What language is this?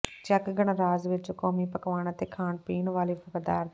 Punjabi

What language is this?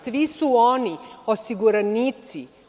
Serbian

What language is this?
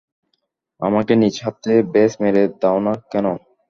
Bangla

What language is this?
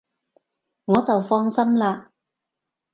Cantonese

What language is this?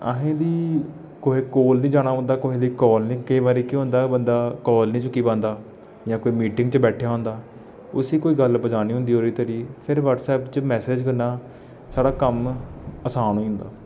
Dogri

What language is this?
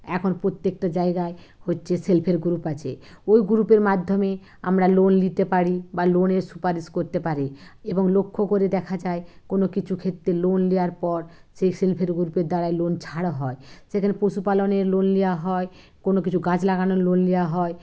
Bangla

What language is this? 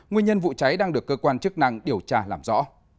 Vietnamese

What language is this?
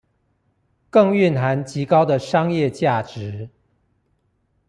Chinese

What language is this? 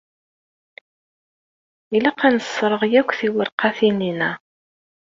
Kabyle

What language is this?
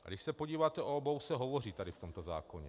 Czech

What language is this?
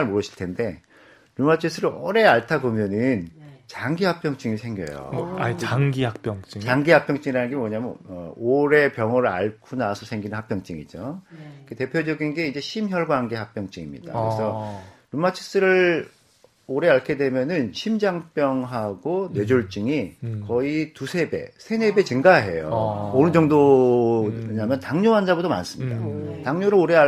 Korean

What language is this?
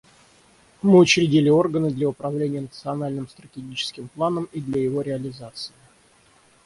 Russian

